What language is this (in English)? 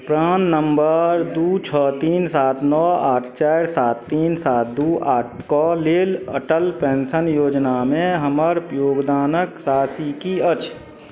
Maithili